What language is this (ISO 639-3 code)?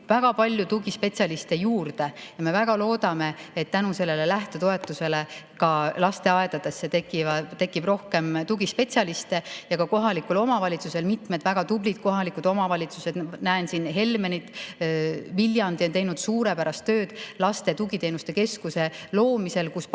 est